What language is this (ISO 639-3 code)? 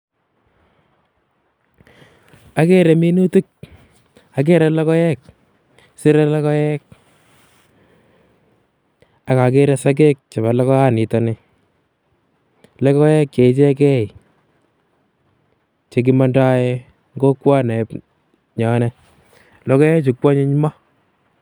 kln